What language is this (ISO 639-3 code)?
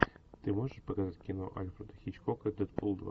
rus